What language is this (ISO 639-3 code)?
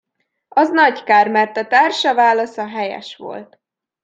hun